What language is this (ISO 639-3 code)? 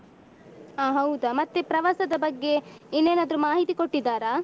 kan